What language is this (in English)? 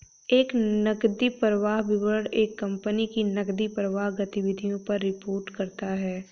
Hindi